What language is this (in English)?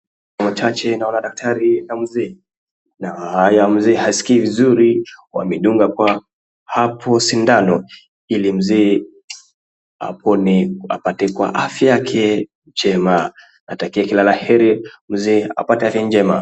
Swahili